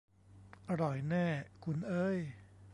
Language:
Thai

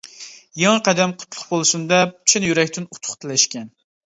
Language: Uyghur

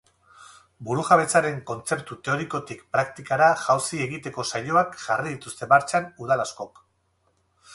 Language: Basque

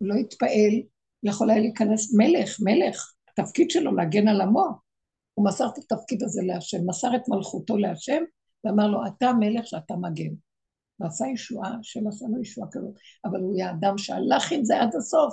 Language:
Hebrew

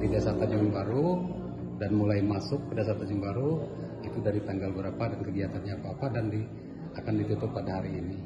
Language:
Indonesian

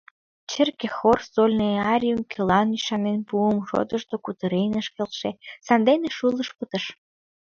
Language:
Mari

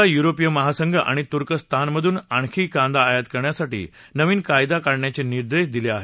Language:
Marathi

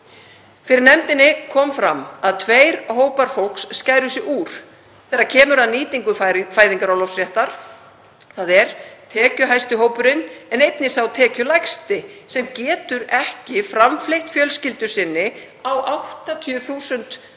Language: Icelandic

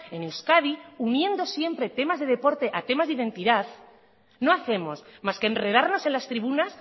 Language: Spanish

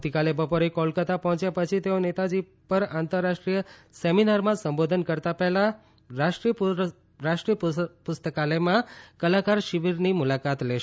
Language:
Gujarati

